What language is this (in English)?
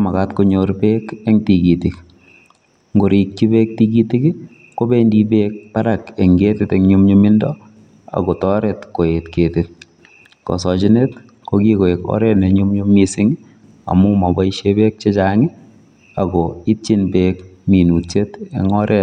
Kalenjin